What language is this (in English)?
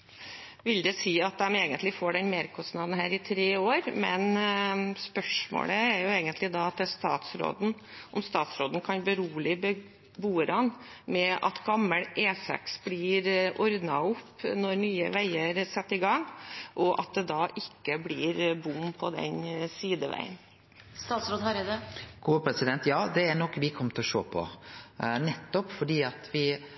Norwegian